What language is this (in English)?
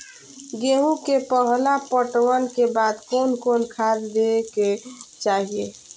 Maithili